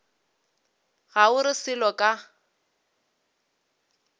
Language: Northern Sotho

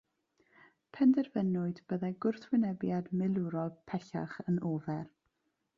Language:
Welsh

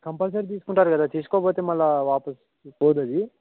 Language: Telugu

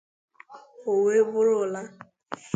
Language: Igbo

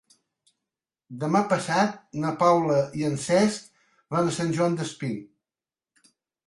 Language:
Catalan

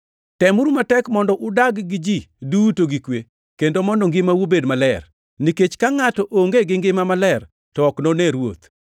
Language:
Luo (Kenya and Tanzania)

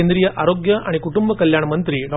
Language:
Marathi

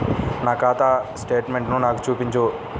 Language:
Telugu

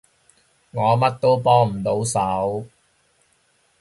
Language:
Cantonese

